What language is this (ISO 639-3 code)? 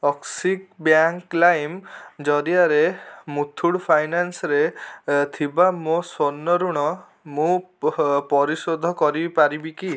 ori